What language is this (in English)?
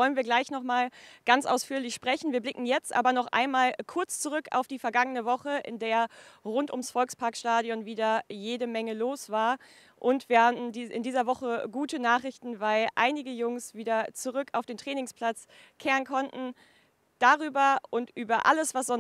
German